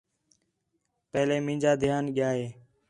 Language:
Khetrani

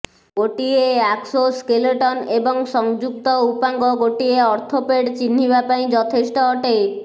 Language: Odia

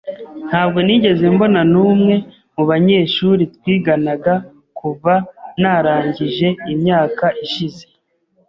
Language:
Kinyarwanda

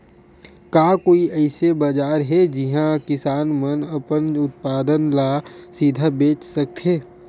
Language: Chhattisgarhi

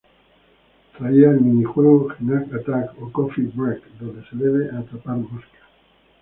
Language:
Spanish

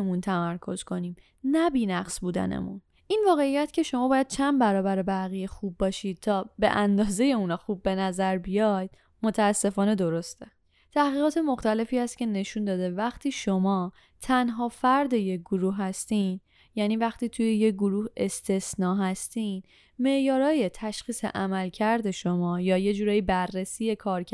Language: Persian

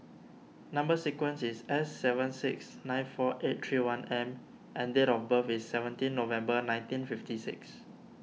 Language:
English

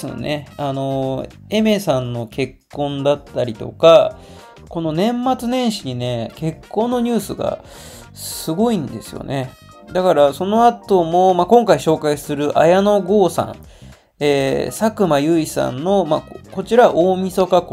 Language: Japanese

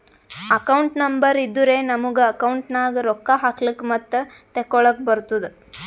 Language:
Kannada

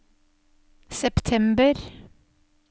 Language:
Norwegian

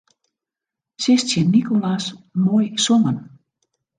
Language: Western Frisian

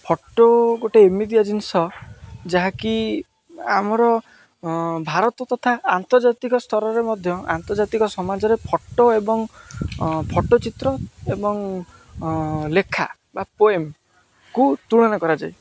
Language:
Odia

